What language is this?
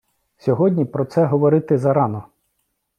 Ukrainian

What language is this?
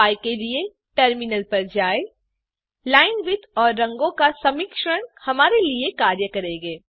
Hindi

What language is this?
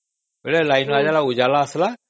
Odia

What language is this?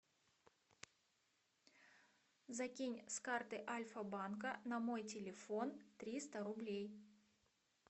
Russian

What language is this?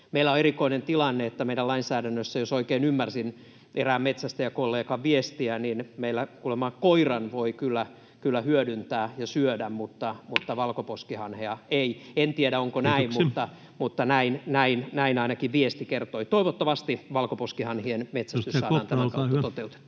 Finnish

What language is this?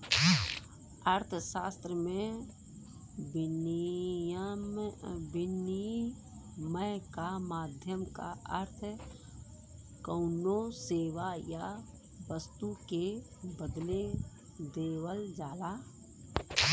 Bhojpuri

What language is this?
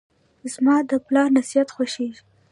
Pashto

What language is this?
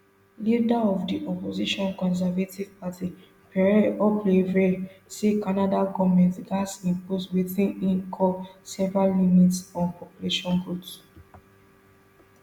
Nigerian Pidgin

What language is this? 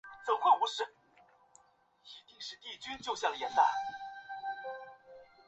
Chinese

